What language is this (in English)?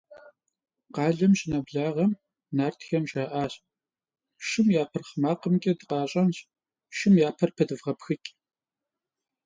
Kabardian